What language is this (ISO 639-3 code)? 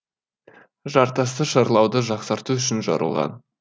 kaz